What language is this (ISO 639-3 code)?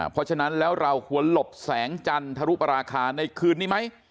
tha